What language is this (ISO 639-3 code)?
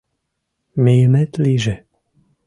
chm